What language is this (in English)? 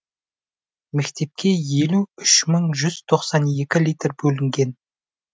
Kazakh